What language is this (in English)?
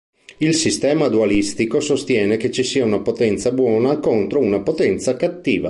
Italian